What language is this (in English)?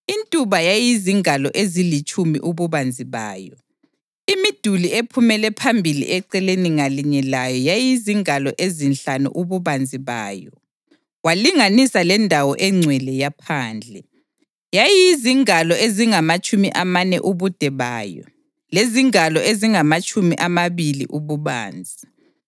North Ndebele